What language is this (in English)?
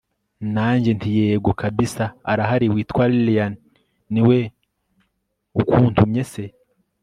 Kinyarwanda